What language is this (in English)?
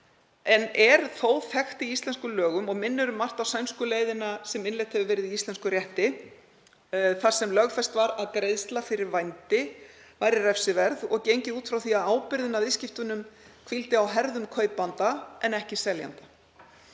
Icelandic